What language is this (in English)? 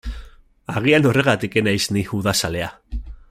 Basque